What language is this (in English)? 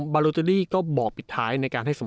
Thai